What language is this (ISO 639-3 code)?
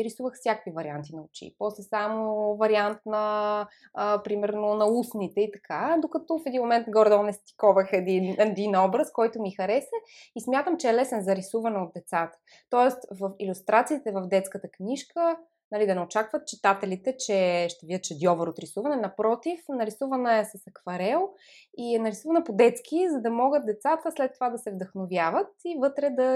bul